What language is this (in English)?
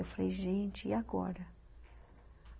Portuguese